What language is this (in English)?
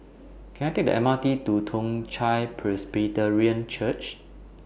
English